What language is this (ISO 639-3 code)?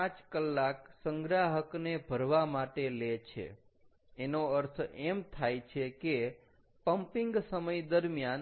guj